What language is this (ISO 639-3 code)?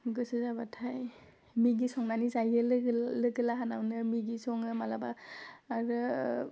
brx